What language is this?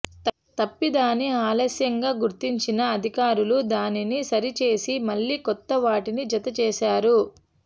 Telugu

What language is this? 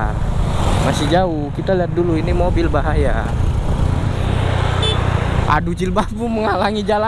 Indonesian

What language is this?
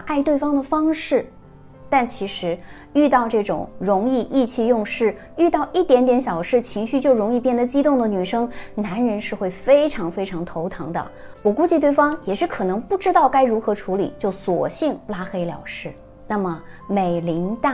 Chinese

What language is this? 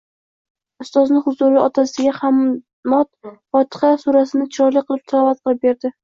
Uzbek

